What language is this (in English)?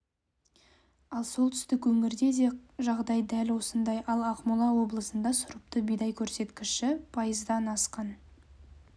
Kazakh